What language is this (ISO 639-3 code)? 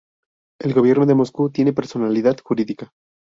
spa